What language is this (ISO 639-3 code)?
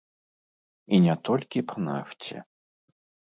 bel